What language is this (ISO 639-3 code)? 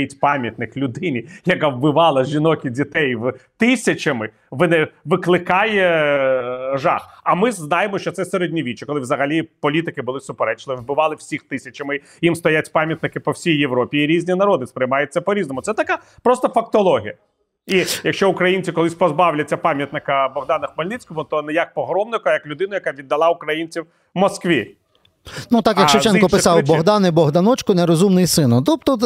ukr